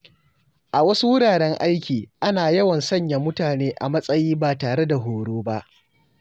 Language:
Hausa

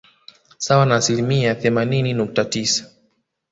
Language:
Swahili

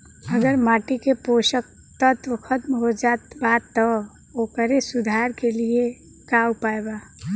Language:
Bhojpuri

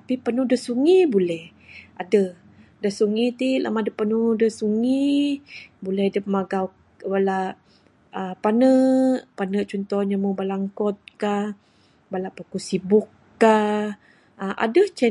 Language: Bukar-Sadung Bidayuh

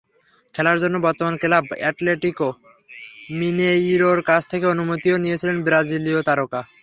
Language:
Bangla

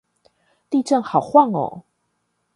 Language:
Chinese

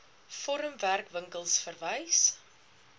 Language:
Afrikaans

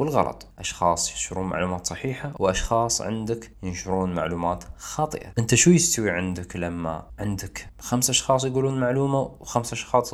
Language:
Arabic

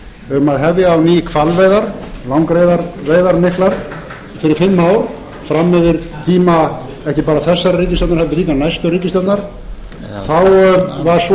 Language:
Icelandic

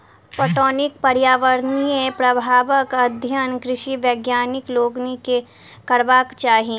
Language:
Maithili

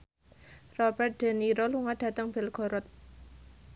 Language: Javanese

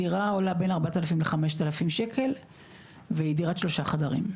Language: Hebrew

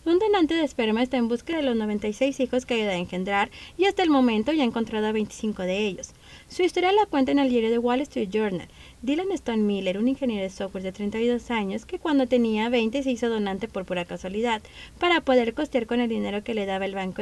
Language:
Spanish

